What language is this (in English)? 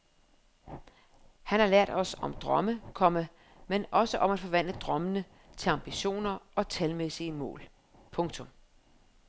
Danish